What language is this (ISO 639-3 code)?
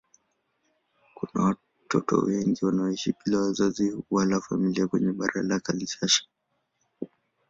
swa